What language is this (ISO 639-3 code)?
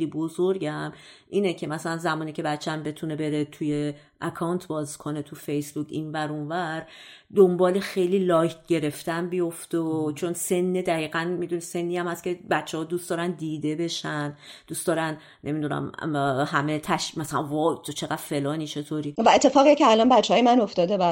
fas